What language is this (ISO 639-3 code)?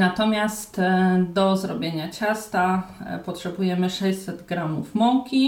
pol